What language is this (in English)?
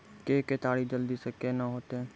Maithili